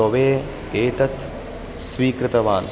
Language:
Sanskrit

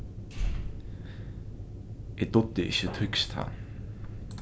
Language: Faroese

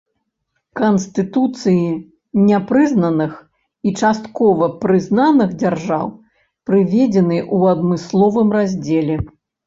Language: Belarusian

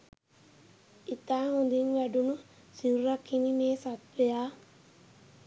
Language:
Sinhala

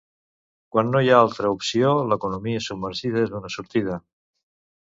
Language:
Catalan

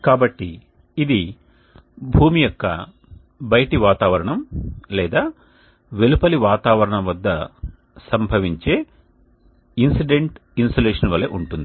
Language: Telugu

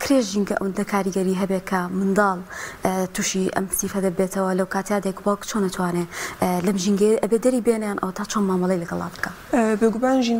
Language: Arabic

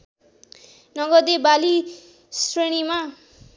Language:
Nepali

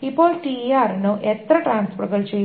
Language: Malayalam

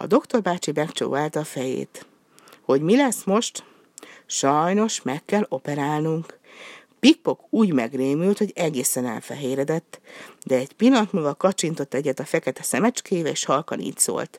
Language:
Hungarian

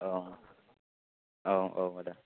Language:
Bodo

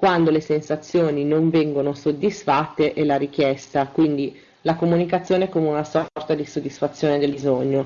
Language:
Italian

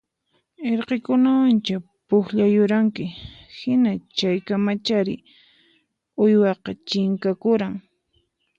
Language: Puno Quechua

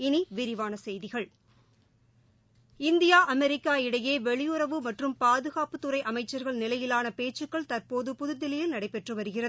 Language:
Tamil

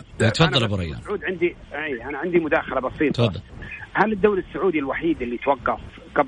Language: Arabic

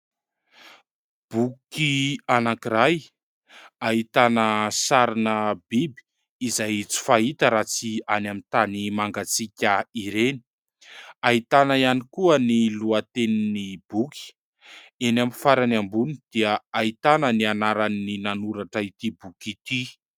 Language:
Malagasy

